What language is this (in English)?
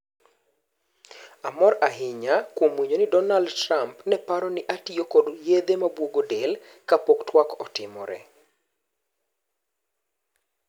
Luo (Kenya and Tanzania)